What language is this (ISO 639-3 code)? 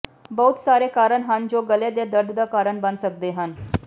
pan